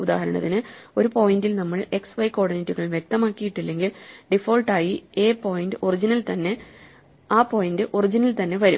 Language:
Malayalam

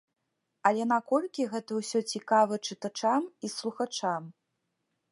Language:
Belarusian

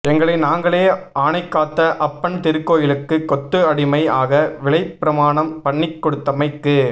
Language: Tamil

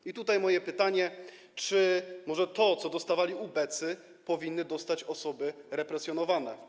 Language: Polish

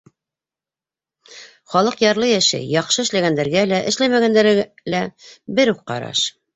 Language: Bashkir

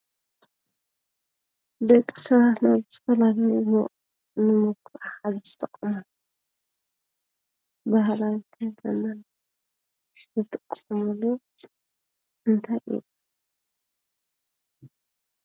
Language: Tigrinya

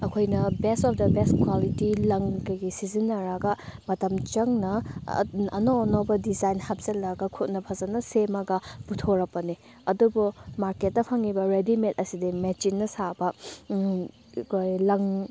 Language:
Manipuri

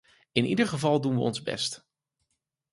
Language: Dutch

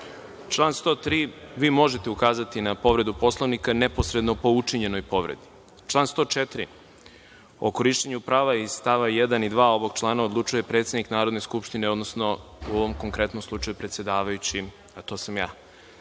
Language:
Serbian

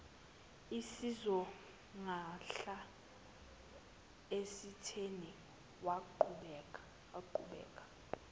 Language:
Zulu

